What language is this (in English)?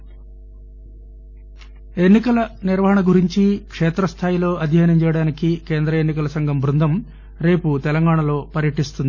Telugu